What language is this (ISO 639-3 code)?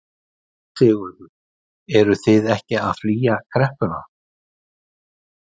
isl